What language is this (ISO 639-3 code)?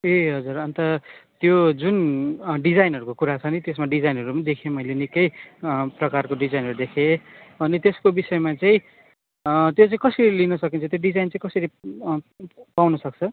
nep